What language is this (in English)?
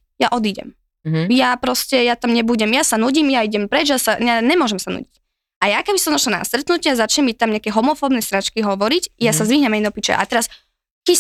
Slovak